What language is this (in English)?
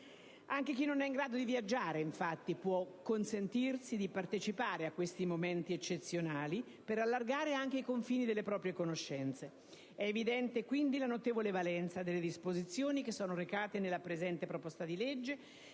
Italian